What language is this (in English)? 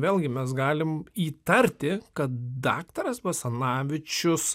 Lithuanian